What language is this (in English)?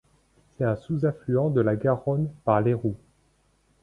French